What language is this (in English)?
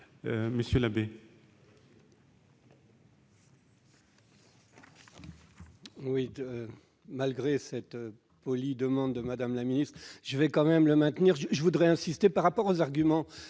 French